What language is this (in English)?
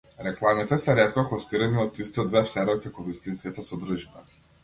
Macedonian